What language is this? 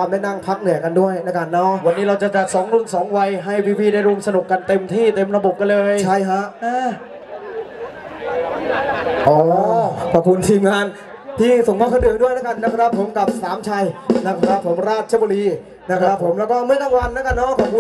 Thai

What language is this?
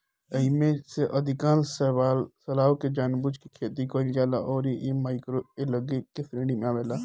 Bhojpuri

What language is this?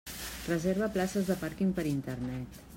Catalan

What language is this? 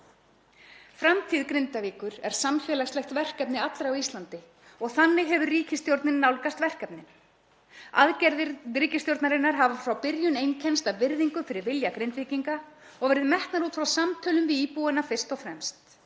Icelandic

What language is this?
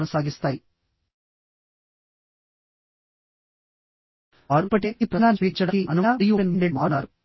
Telugu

